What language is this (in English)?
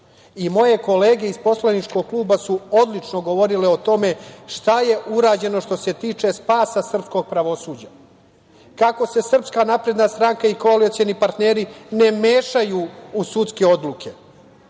Serbian